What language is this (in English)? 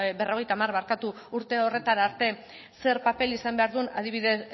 Basque